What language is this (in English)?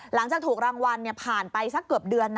Thai